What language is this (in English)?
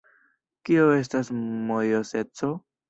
Esperanto